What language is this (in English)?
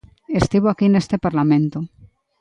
Galician